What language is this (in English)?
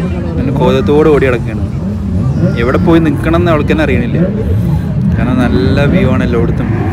Malayalam